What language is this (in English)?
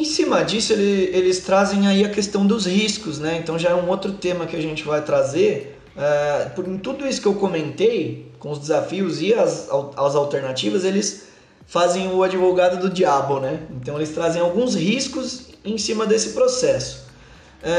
Portuguese